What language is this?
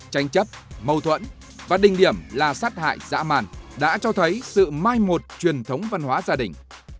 Vietnamese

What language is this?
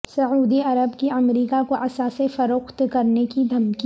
Urdu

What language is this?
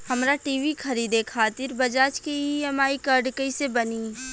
Bhojpuri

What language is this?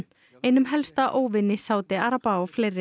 Icelandic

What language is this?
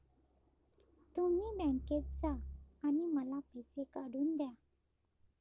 Marathi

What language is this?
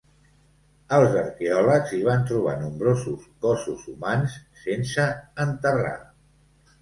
Catalan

